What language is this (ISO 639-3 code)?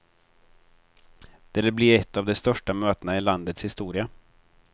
swe